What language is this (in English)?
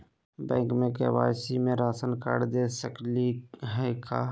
Magahi